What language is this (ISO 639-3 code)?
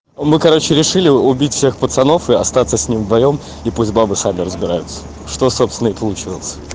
rus